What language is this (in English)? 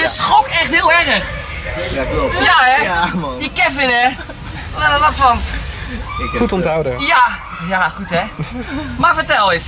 Dutch